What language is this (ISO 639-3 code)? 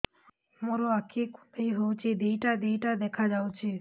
ori